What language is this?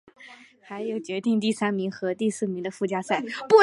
Chinese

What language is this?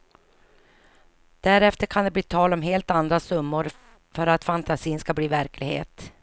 Swedish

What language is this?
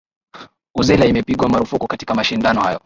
Swahili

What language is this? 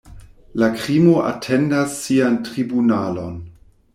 Esperanto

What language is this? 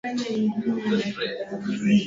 Swahili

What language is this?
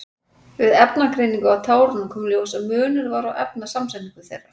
Icelandic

